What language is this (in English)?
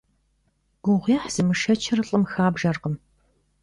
Kabardian